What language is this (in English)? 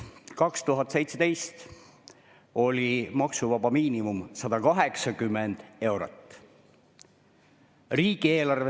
Estonian